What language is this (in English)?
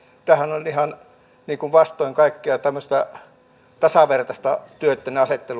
Finnish